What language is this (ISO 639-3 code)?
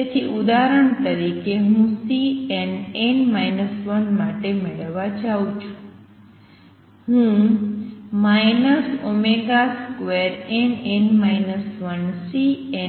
guj